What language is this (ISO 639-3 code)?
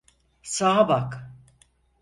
tur